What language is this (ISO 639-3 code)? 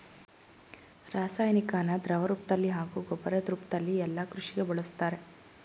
kan